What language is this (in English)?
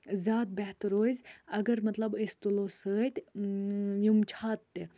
Kashmiri